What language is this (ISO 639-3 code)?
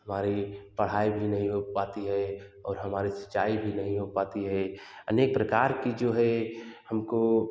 hin